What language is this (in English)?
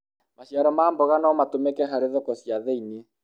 Kikuyu